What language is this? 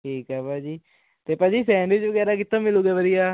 Punjabi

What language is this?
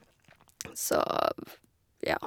Norwegian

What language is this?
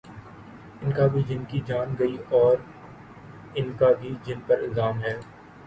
Urdu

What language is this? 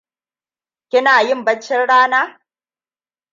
Hausa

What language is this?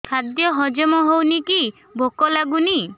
Odia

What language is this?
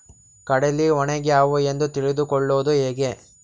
Kannada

